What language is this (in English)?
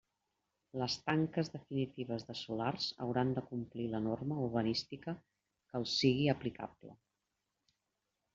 Catalan